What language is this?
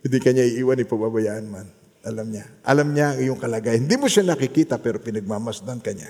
Filipino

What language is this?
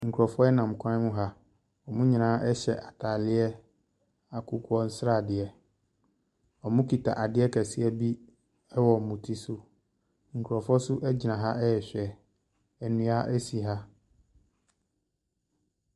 Akan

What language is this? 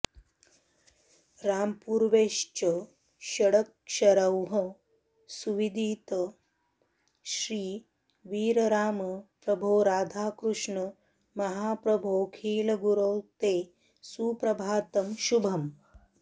Sanskrit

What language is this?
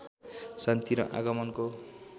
Nepali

